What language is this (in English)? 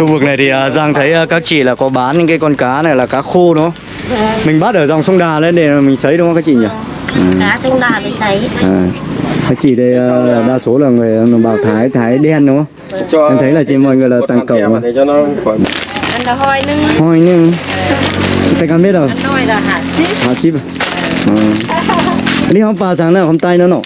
Vietnamese